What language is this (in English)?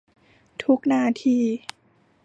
Thai